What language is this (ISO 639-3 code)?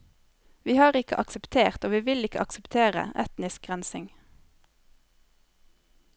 nor